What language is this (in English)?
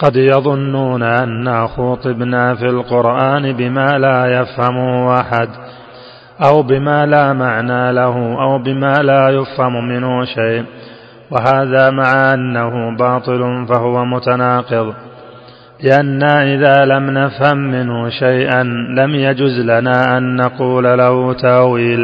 Arabic